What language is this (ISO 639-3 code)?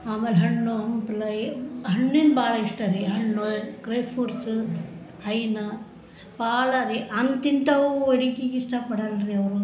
kan